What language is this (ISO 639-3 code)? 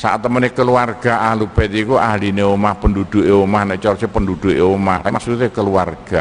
ind